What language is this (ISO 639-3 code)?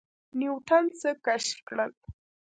pus